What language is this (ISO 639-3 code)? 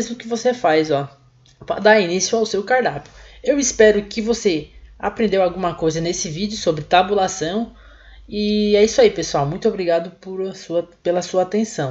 por